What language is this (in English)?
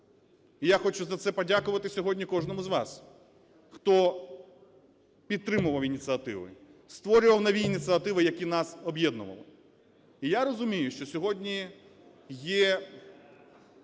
Ukrainian